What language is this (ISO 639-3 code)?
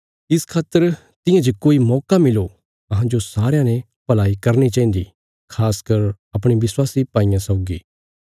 kfs